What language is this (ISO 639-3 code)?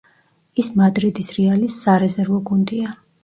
kat